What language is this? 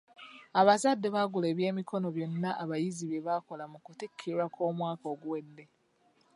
Ganda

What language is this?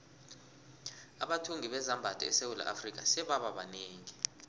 South Ndebele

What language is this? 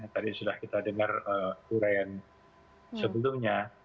Indonesian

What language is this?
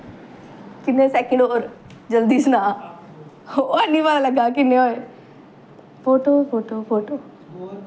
Dogri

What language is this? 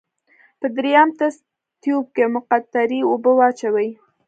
Pashto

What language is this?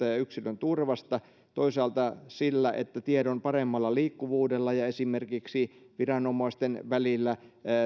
Finnish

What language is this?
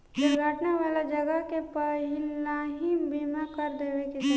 Bhojpuri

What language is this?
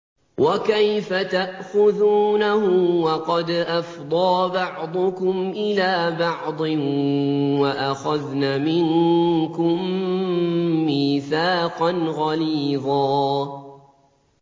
Arabic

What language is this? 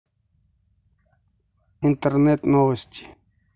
Russian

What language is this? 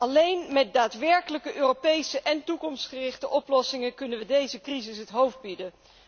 Dutch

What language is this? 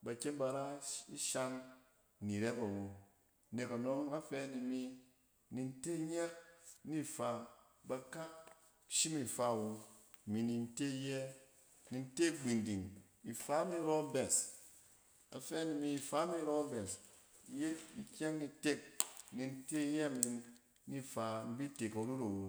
Cen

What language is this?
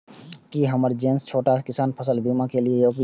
Maithili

